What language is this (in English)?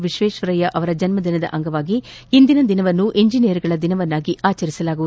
Kannada